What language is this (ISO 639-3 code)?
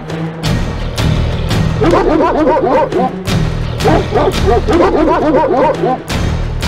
ita